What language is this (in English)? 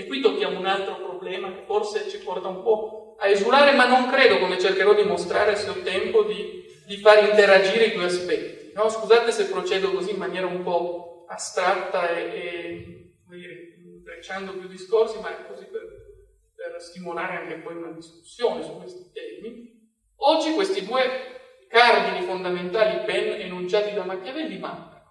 Italian